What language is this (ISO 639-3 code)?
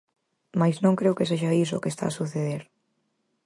glg